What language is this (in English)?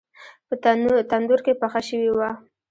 Pashto